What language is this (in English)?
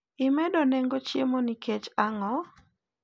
Luo (Kenya and Tanzania)